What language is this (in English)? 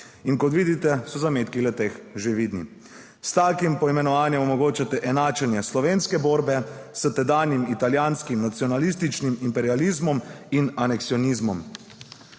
Slovenian